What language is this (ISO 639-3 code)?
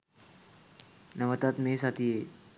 sin